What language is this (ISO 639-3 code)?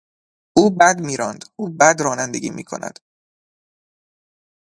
fas